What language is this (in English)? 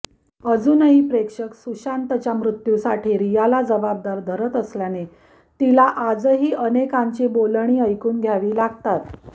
Marathi